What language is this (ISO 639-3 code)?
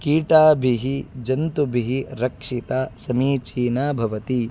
san